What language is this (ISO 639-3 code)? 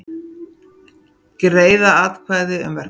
isl